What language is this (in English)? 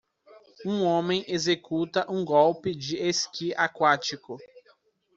Portuguese